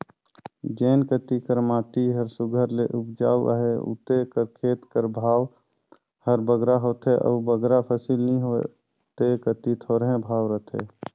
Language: Chhattisgarhi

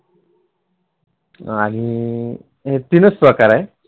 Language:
Marathi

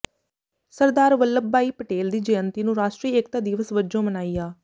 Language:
Punjabi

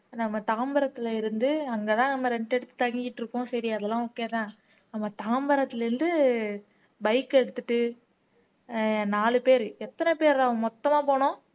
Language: Tamil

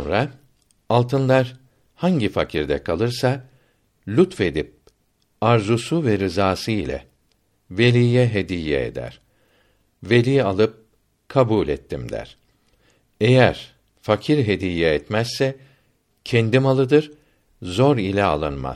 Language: Turkish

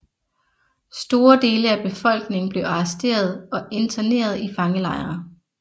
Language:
Danish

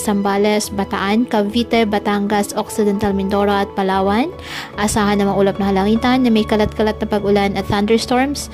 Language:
Filipino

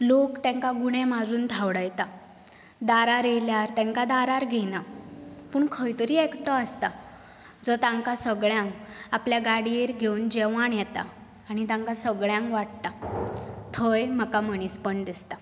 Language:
Konkani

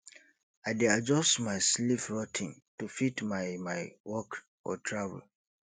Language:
Nigerian Pidgin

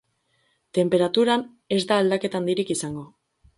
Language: Basque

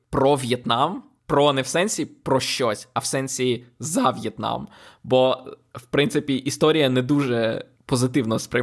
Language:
Ukrainian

